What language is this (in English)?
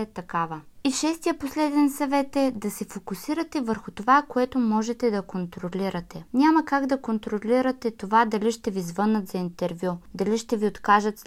Bulgarian